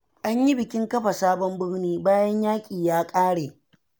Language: Hausa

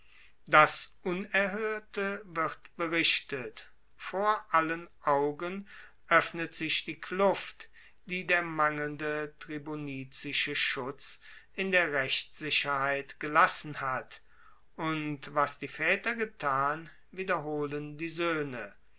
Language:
German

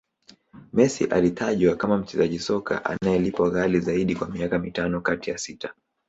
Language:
Swahili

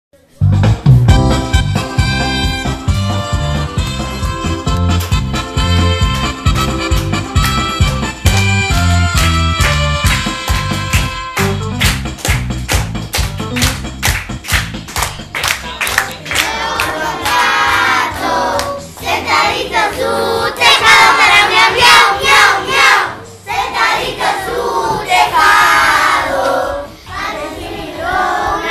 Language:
Spanish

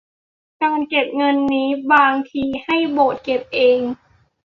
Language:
Thai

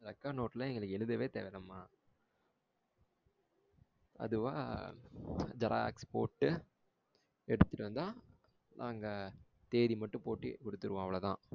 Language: Tamil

